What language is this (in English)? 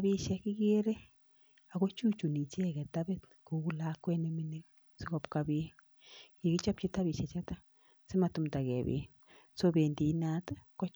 Kalenjin